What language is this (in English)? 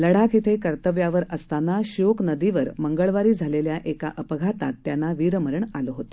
Marathi